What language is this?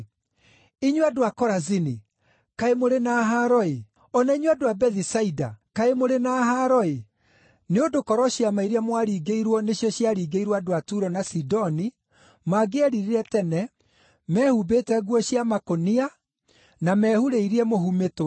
Kikuyu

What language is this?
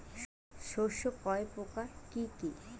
Bangla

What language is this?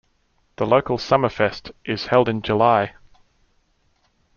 English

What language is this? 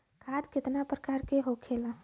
Bhojpuri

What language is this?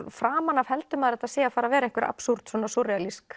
Icelandic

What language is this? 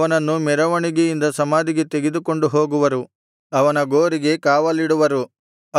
Kannada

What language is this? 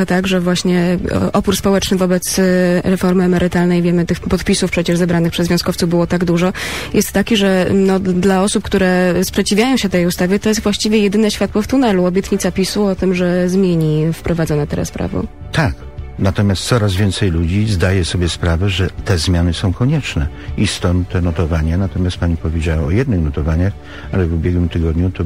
Polish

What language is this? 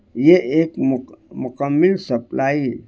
Urdu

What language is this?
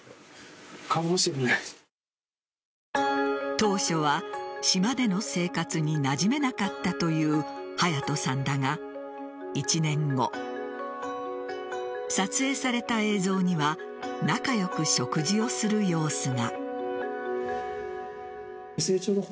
Japanese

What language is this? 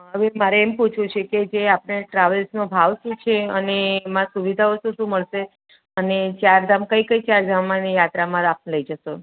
Gujarati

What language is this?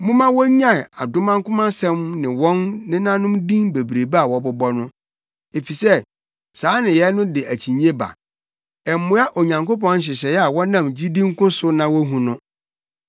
Akan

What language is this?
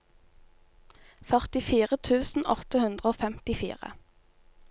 Norwegian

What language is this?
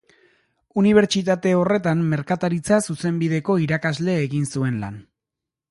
Basque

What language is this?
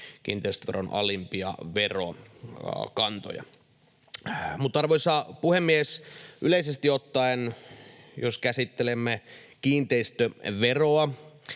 Finnish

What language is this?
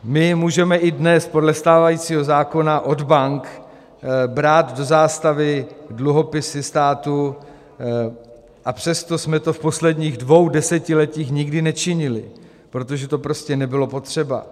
Czech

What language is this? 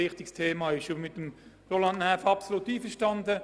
Swiss German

